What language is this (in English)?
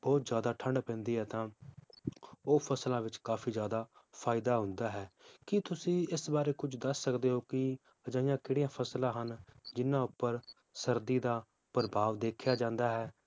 Punjabi